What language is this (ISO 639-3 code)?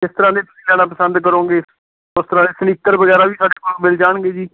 pan